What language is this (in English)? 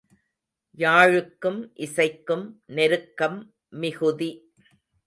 Tamil